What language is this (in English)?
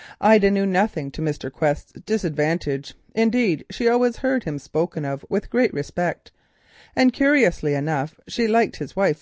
English